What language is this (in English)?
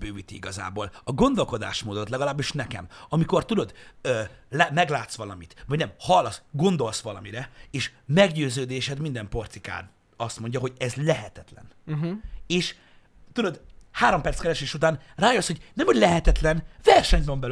Hungarian